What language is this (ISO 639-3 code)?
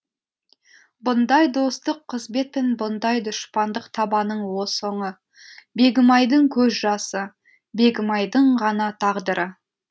kaz